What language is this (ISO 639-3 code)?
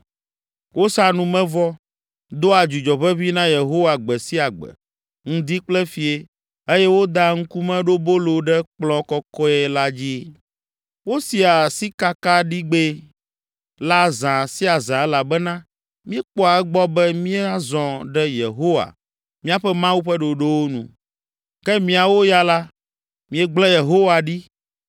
ewe